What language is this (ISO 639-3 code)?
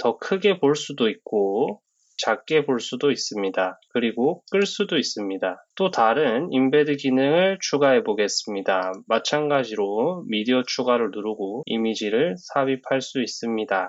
kor